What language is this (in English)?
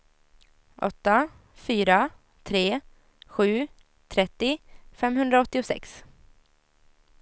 Swedish